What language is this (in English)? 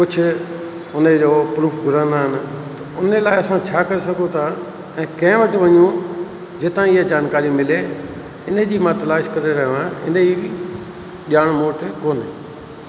Sindhi